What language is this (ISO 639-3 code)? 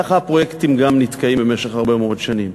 heb